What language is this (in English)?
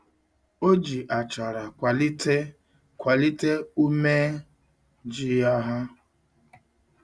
Igbo